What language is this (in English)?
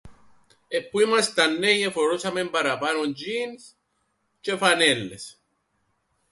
Greek